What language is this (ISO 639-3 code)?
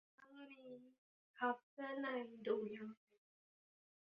tha